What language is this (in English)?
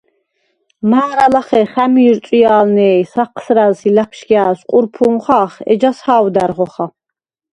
Svan